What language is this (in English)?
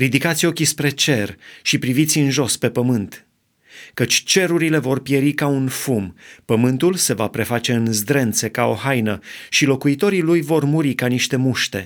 Romanian